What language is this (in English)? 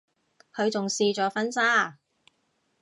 Cantonese